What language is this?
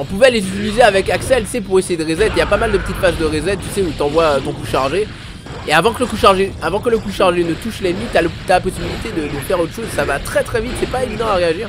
French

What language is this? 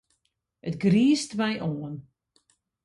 Western Frisian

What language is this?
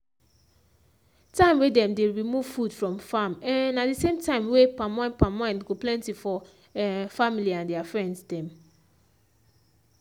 Nigerian Pidgin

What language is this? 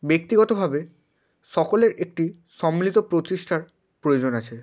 Bangla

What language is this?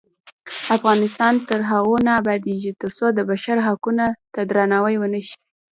Pashto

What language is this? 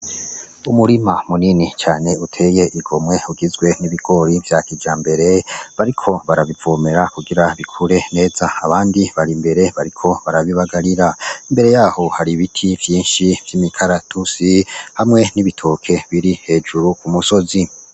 Rundi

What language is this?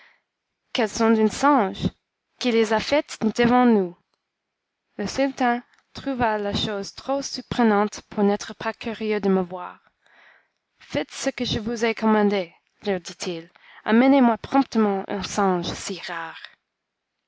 French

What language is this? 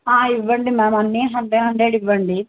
Telugu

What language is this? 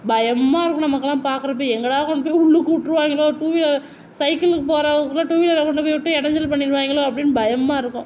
Tamil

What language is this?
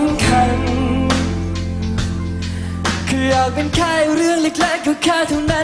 Latvian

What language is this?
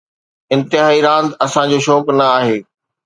Sindhi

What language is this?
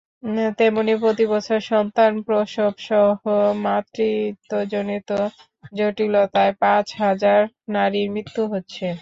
Bangla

